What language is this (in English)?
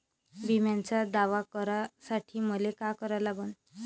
Marathi